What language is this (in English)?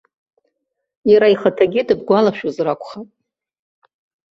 Abkhazian